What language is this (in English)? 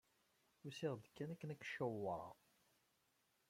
Kabyle